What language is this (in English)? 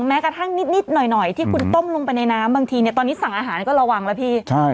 Thai